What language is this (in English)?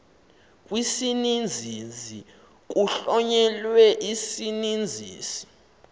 Xhosa